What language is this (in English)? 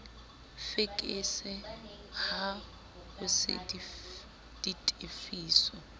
Southern Sotho